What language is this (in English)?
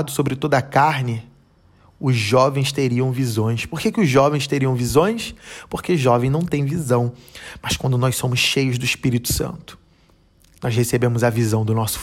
Portuguese